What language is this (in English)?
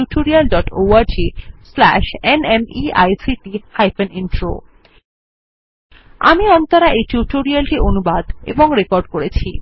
Bangla